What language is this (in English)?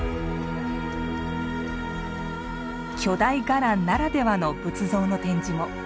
Japanese